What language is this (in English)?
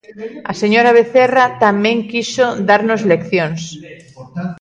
Galician